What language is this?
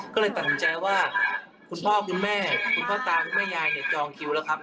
Thai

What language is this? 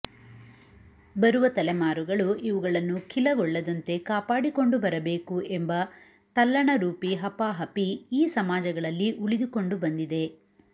Kannada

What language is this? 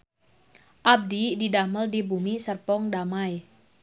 Sundanese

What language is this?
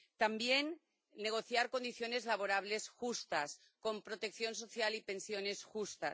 Spanish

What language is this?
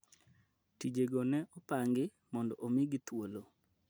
Luo (Kenya and Tanzania)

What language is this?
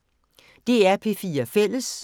Danish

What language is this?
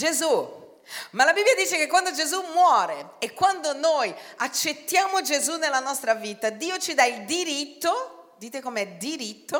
Italian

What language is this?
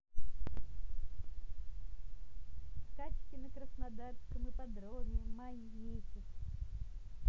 Russian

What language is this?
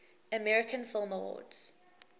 English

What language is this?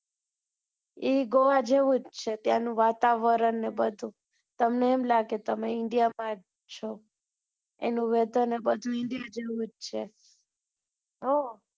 Gujarati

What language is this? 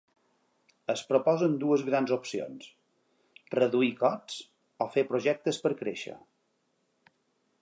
Catalan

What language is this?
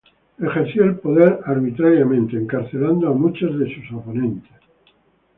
Spanish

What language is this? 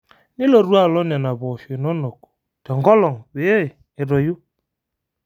Masai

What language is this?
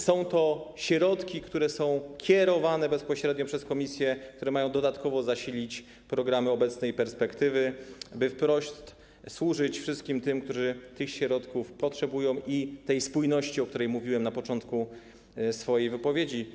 Polish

